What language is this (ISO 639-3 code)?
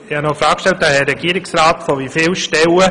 gsw